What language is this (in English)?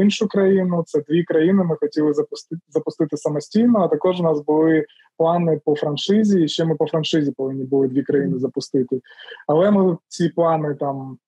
Ukrainian